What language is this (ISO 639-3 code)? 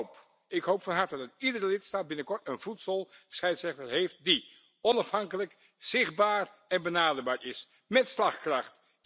nld